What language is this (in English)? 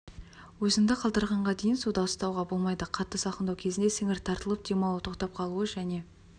Kazakh